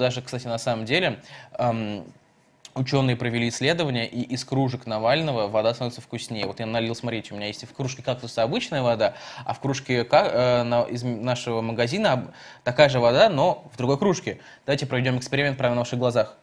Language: Russian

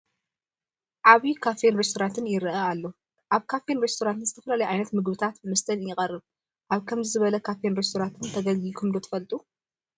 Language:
Tigrinya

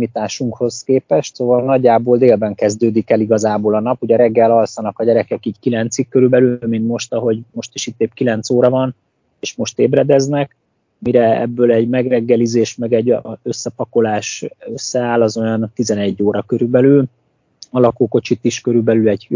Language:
Hungarian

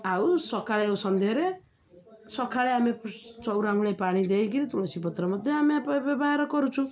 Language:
Odia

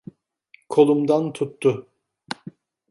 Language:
Turkish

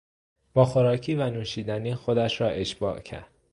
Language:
Persian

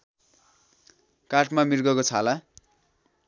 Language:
Nepali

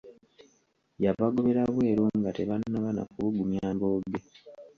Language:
Ganda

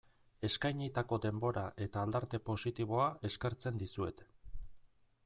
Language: Basque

